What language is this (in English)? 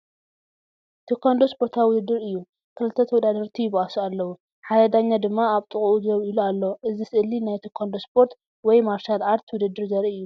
Tigrinya